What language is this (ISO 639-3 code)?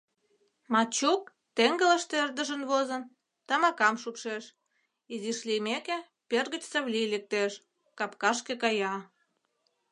chm